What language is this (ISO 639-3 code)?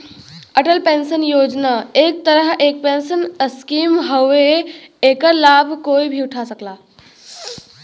bho